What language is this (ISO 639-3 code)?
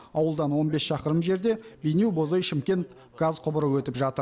kaz